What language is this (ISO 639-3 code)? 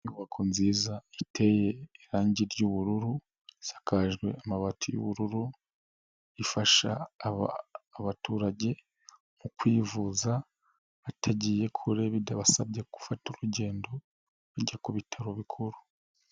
kin